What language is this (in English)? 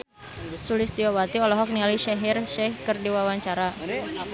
Sundanese